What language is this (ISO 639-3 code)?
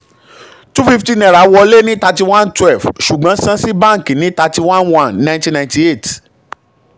yor